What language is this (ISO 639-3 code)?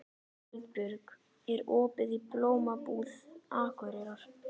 isl